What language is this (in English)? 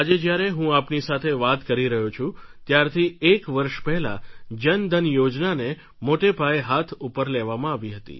Gujarati